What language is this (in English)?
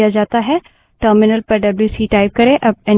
Hindi